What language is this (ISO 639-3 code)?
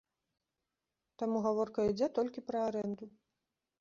bel